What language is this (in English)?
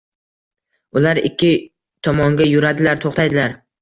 Uzbek